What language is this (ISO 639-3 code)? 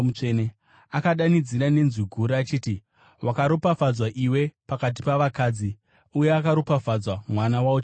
sna